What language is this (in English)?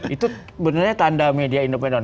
Indonesian